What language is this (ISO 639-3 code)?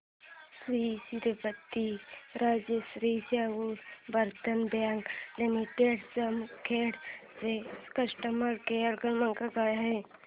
mar